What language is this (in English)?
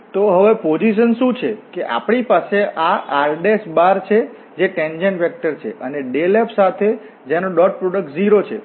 Gujarati